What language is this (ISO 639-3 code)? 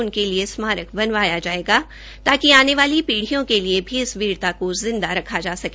hin